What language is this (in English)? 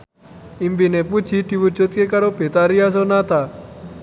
Javanese